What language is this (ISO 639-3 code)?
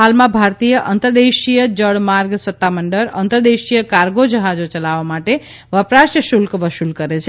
guj